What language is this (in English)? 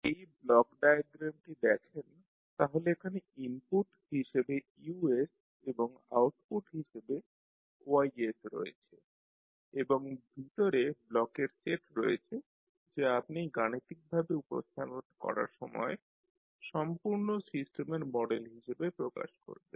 Bangla